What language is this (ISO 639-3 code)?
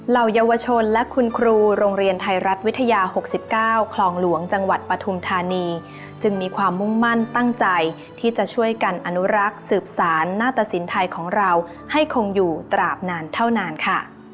tha